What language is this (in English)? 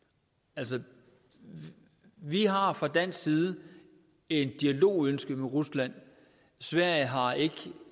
Danish